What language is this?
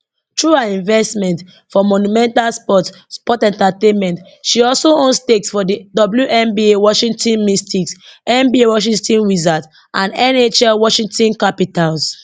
Nigerian Pidgin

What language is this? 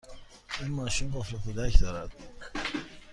Persian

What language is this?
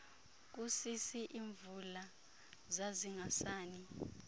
Xhosa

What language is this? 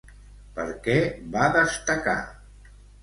Catalan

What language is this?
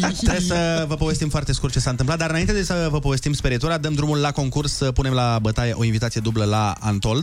Romanian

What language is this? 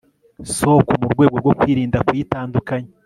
Kinyarwanda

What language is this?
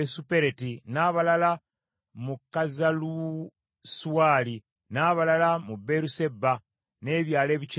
Ganda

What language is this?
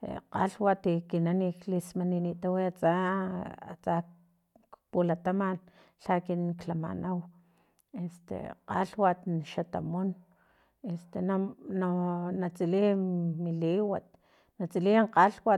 Filomena Mata-Coahuitlán Totonac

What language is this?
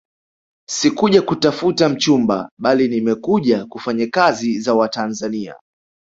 Swahili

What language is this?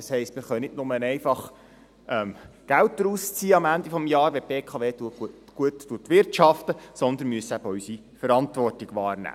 Swiss German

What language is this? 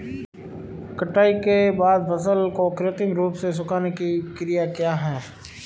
Hindi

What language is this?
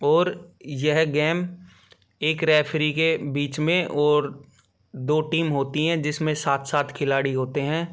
Hindi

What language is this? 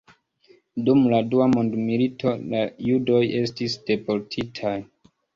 Esperanto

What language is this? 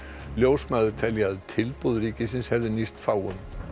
Icelandic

